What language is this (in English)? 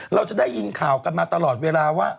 Thai